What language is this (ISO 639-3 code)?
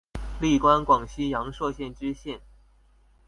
zho